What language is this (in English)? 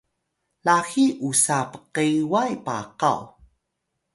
Atayal